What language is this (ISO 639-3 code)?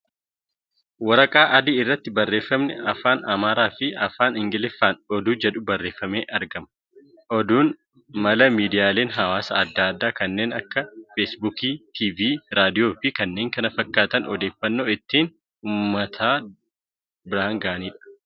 orm